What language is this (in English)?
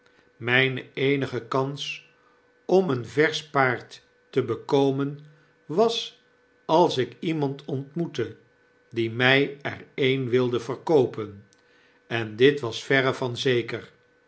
Dutch